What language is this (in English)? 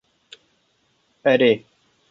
Kurdish